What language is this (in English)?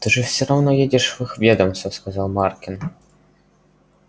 Russian